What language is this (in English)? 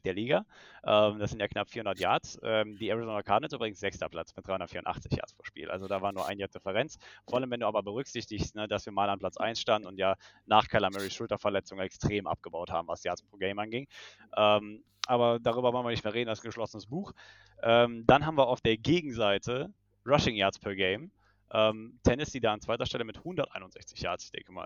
German